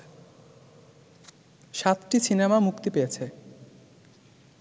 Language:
Bangla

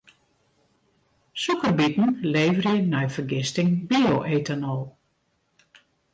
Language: Western Frisian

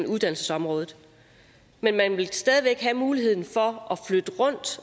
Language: Danish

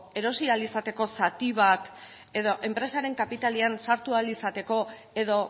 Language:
Basque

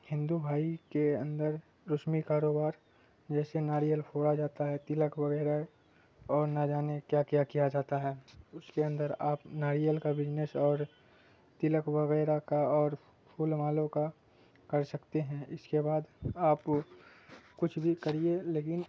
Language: Urdu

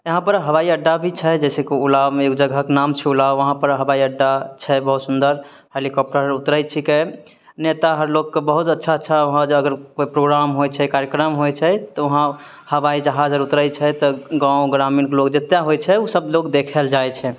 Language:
Maithili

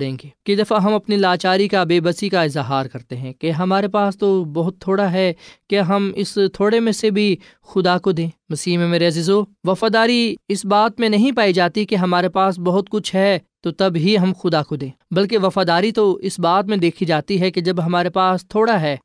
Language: Urdu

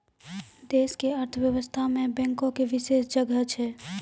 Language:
Maithili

